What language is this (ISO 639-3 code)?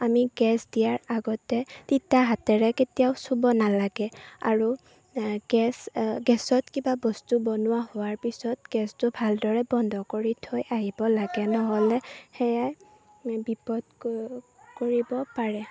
asm